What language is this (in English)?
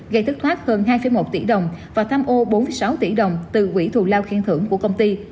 Vietnamese